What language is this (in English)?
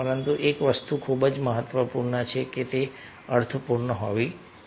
Gujarati